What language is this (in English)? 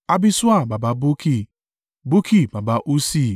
Yoruba